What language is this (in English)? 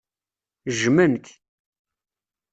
Kabyle